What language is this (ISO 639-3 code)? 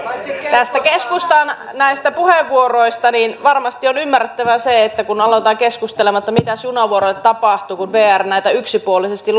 fin